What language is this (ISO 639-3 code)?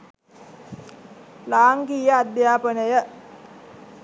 sin